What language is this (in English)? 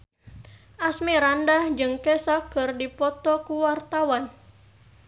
Sundanese